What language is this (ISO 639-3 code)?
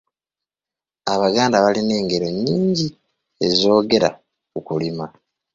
lug